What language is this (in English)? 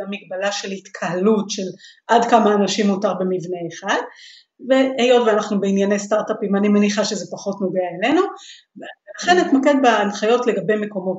Hebrew